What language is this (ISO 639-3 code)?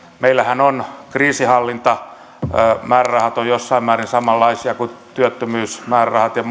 fin